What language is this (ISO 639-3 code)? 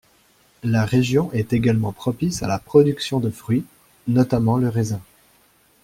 fra